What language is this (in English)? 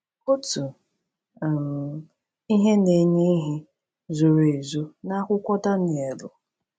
Igbo